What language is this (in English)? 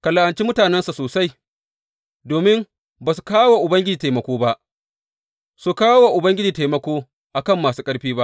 Hausa